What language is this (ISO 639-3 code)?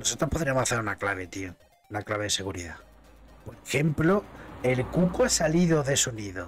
spa